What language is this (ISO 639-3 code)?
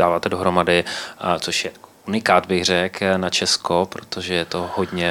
ces